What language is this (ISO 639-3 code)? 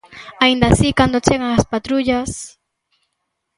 glg